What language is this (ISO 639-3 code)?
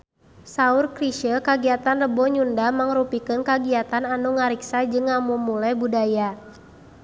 sun